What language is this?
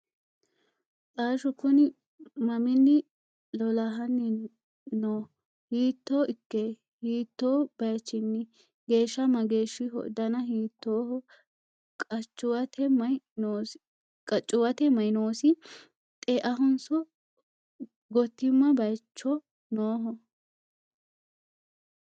Sidamo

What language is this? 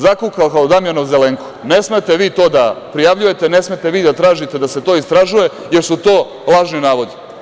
Serbian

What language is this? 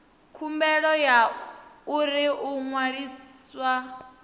Venda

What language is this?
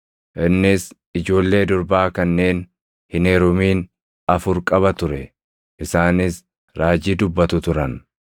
Oromo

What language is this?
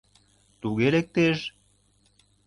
Mari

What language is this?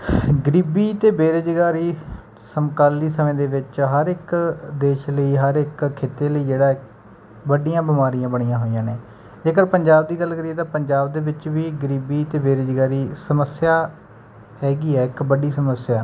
Punjabi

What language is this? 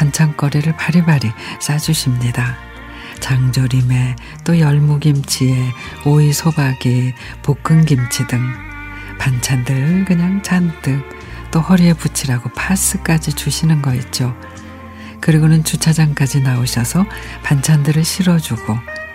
Korean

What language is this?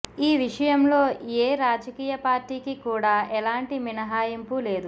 Telugu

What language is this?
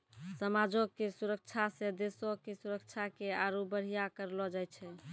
Maithili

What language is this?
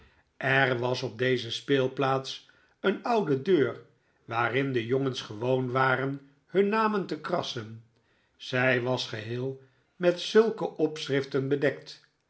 Dutch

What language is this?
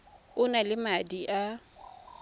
Tswana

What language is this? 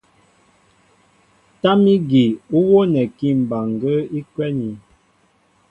Mbo (Cameroon)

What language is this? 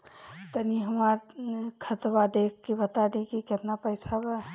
Bhojpuri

